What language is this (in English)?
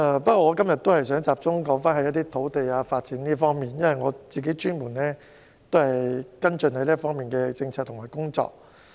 Cantonese